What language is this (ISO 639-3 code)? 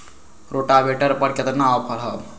mag